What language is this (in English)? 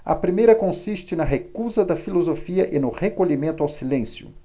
Portuguese